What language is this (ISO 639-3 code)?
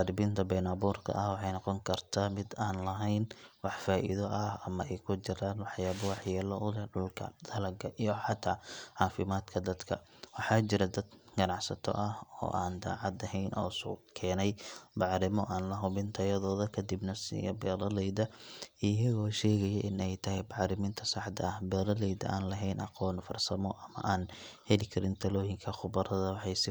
som